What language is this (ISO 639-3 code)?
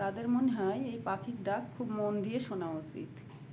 ben